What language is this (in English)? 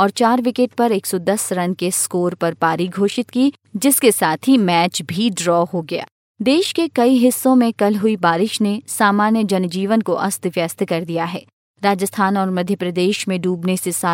Hindi